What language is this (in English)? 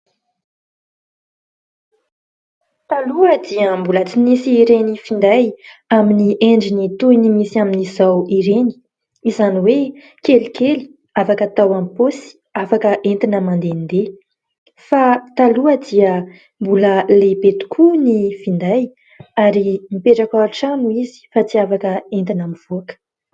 Malagasy